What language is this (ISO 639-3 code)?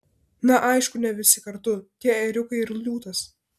lit